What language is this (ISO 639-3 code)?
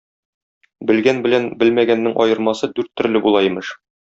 tat